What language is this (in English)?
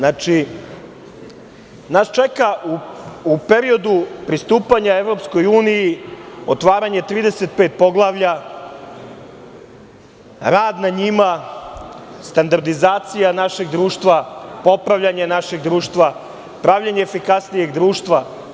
Serbian